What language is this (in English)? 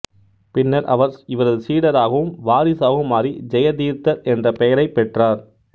Tamil